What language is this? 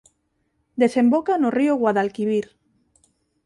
Galician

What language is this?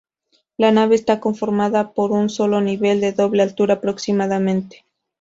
Spanish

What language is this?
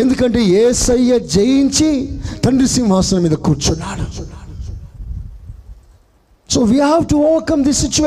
Telugu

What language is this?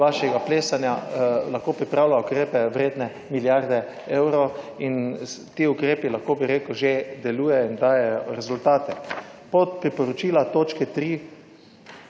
Slovenian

